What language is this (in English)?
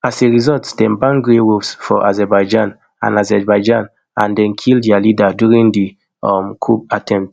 Nigerian Pidgin